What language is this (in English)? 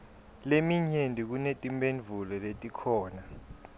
Swati